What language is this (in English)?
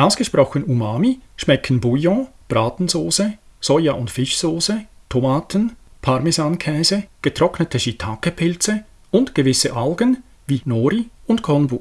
German